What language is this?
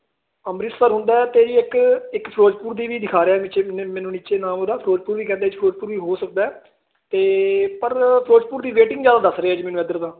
Punjabi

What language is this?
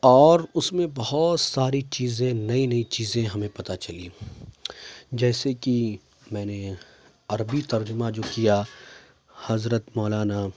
Urdu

